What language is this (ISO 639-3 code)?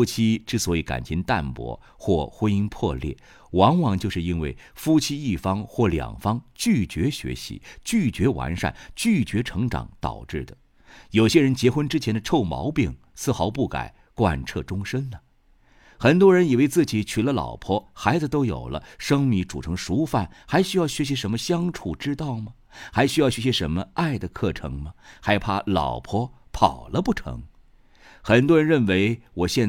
zho